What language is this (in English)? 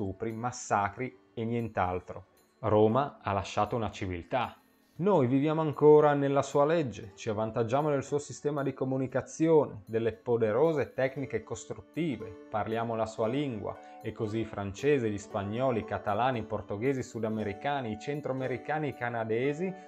Italian